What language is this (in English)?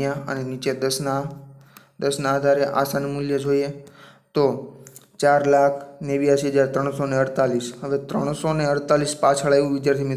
Hindi